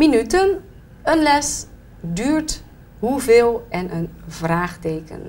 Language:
Dutch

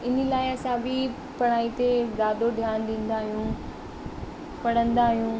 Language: Sindhi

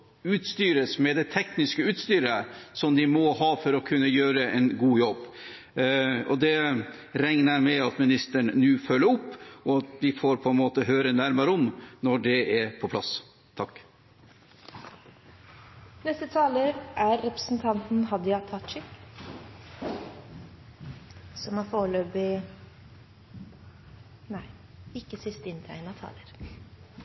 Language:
Norwegian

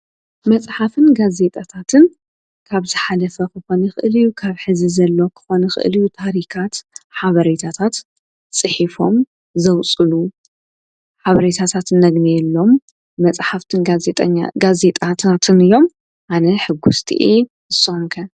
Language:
Tigrinya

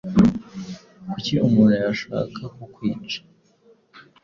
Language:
Kinyarwanda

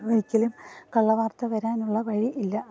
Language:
Malayalam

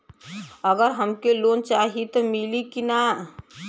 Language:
Bhojpuri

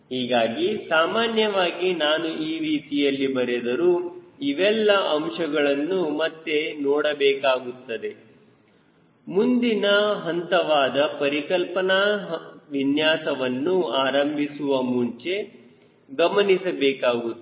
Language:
Kannada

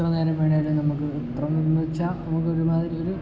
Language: Malayalam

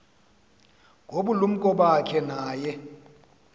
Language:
Xhosa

